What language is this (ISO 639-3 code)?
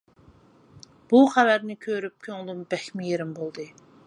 uig